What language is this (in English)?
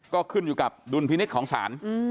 Thai